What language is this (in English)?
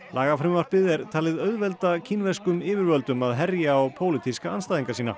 Icelandic